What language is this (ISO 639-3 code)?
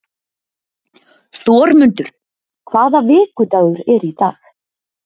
isl